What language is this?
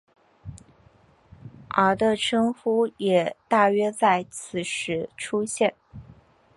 Chinese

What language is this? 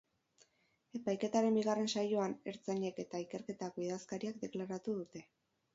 Basque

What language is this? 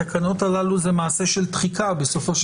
Hebrew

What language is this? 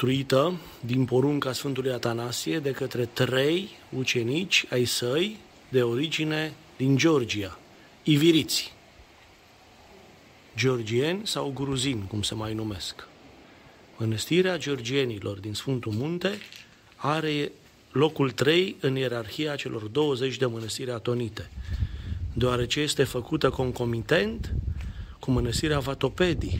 Romanian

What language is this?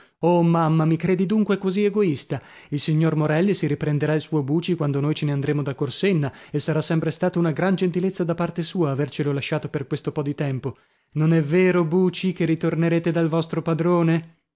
Italian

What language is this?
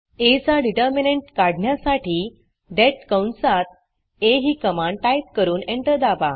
Marathi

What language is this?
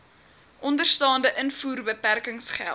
Afrikaans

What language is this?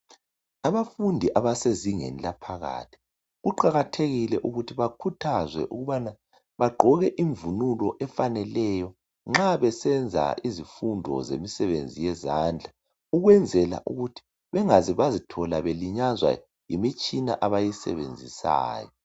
North Ndebele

